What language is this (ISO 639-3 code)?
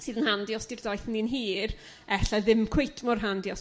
cym